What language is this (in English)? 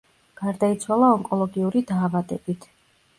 Georgian